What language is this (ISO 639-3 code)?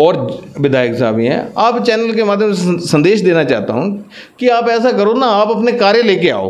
hin